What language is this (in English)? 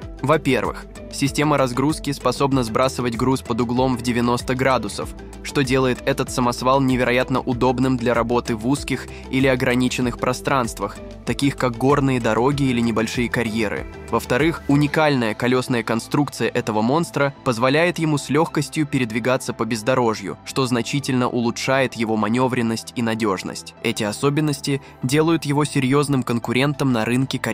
Russian